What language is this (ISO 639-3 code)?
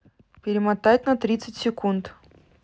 rus